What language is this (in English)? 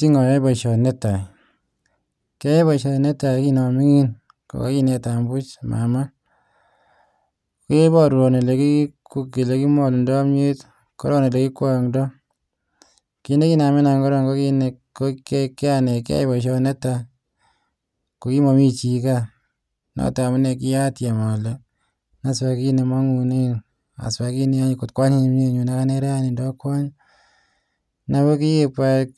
Kalenjin